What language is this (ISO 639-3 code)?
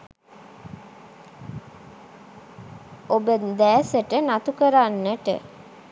sin